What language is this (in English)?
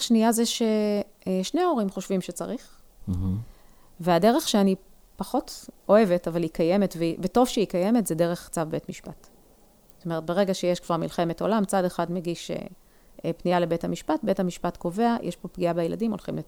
Hebrew